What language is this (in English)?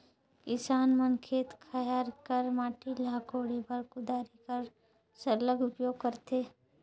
Chhattisgarhi